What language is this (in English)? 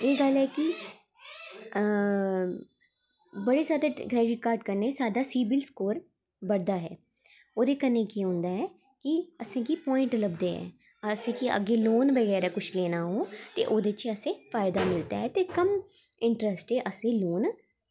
Dogri